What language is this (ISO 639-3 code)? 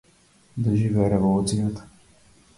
mkd